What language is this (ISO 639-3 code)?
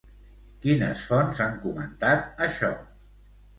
cat